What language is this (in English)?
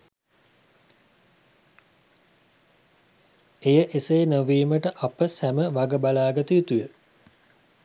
Sinhala